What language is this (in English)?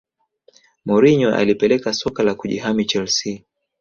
Swahili